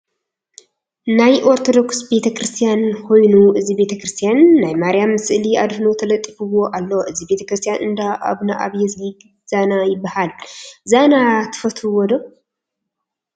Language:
Tigrinya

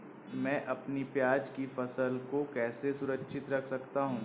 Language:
Hindi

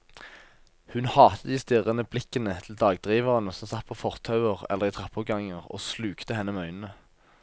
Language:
Norwegian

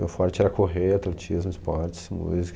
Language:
Portuguese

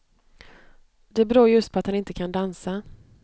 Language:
Swedish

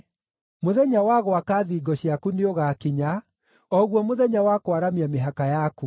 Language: Kikuyu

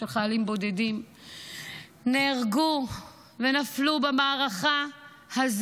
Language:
Hebrew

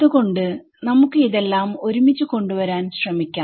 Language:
Malayalam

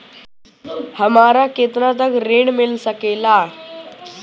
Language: Bhojpuri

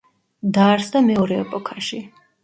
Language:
Georgian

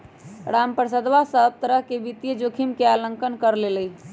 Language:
Magahi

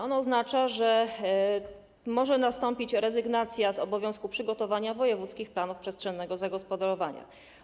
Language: Polish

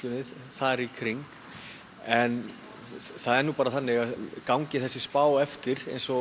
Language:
Icelandic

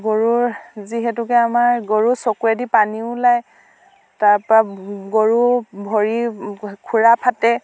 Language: Assamese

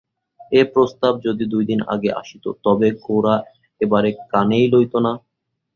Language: Bangla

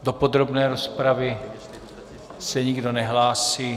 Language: Czech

